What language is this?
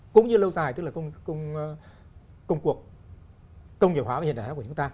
Vietnamese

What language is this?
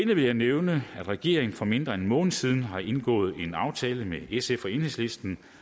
Danish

